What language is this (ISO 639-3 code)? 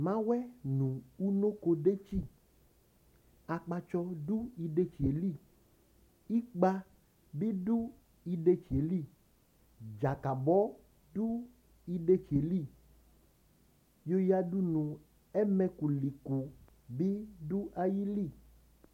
kpo